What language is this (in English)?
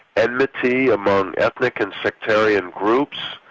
English